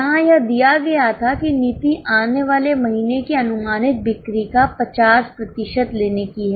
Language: Hindi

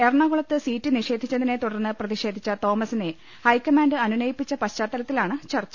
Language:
Malayalam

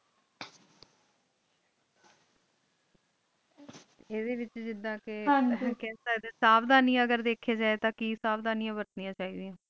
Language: Punjabi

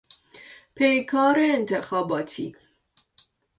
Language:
Persian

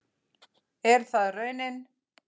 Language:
Icelandic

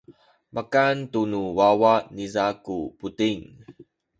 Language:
Sakizaya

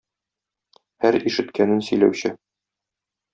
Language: Tatar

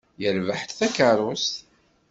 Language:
Kabyle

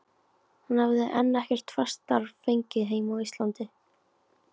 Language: Icelandic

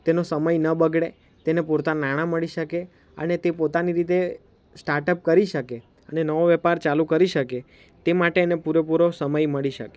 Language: Gujarati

